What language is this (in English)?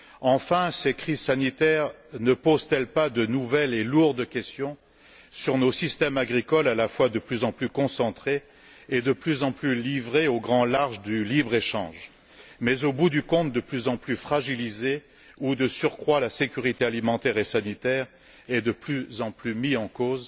French